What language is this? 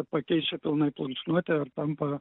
Lithuanian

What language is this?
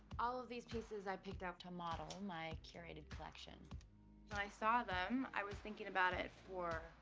English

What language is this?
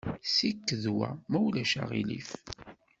Kabyle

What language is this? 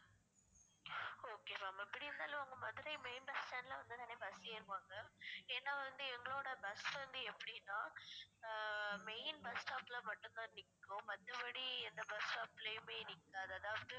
Tamil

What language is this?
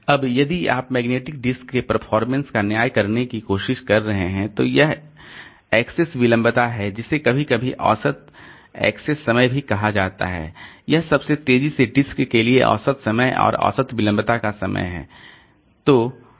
Hindi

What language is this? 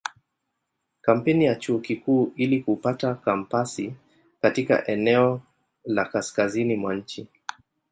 Swahili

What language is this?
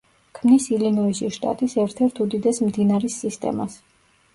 Georgian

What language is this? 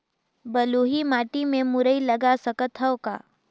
Chhattisgarhi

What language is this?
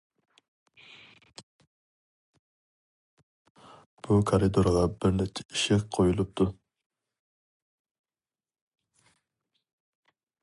Uyghur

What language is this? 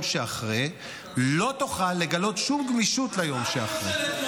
Hebrew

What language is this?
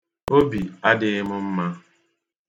Igbo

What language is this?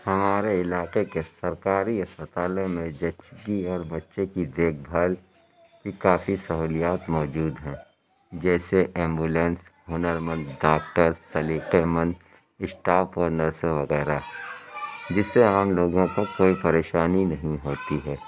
Urdu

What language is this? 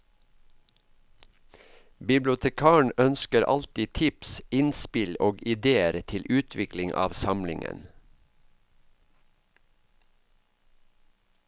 Norwegian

